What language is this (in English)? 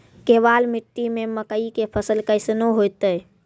Maithili